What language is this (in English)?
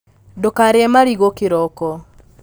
Kikuyu